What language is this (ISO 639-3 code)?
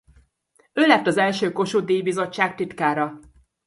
hun